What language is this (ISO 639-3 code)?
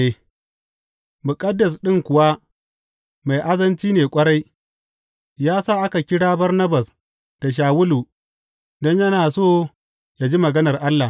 hau